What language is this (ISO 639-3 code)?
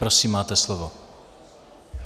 ces